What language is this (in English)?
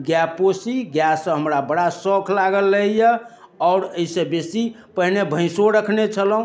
Maithili